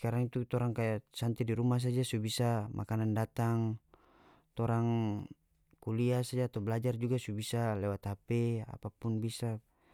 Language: North Moluccan Malay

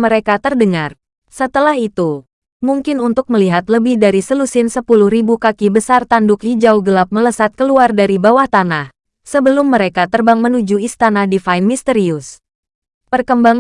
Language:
Indonesian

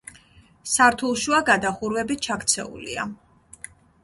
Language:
Georgian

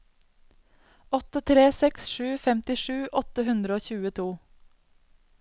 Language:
Norwegian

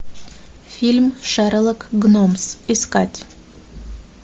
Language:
Russian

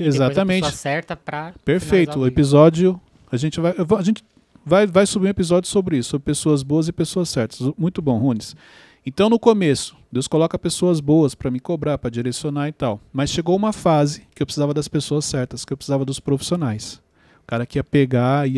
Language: Portuguese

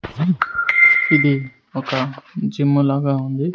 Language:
Telugu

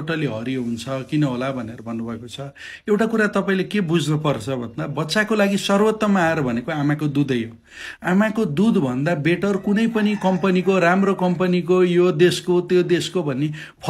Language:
Arabic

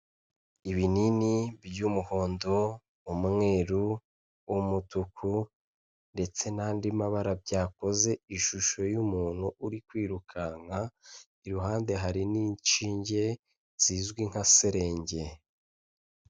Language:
Kinyarwanda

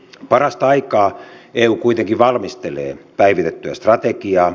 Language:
Finnish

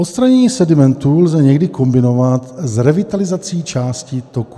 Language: Czech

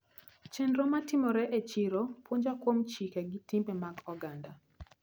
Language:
Luo (Kenya and Tanzania)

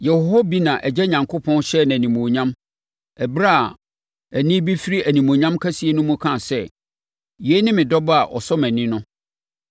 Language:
Akan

